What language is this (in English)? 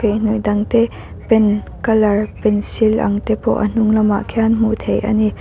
Mizo